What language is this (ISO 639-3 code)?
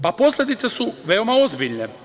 srp